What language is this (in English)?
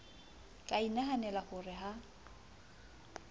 Southern Sotho